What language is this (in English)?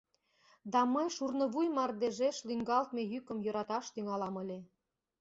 Mari